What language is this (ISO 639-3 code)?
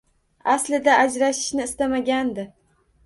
uzb